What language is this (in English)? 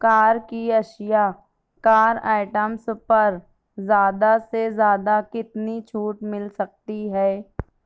Urdu